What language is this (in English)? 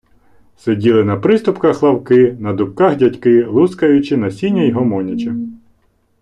Ukrainian